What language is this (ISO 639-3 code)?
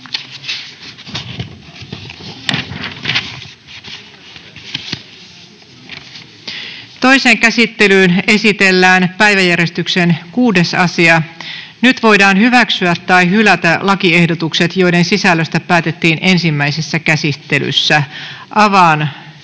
fin